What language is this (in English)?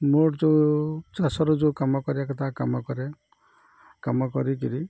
Odia